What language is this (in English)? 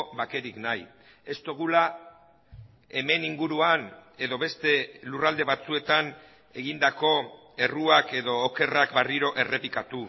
Basque